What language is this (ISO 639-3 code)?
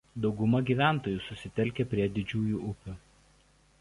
lit